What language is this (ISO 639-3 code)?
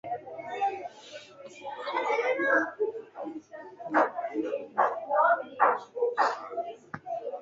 lss